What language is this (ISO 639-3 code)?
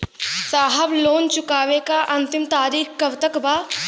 bho